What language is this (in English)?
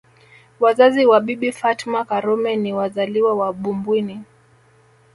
Swahili